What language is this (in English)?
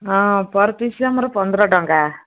Odia